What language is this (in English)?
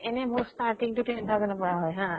Assamese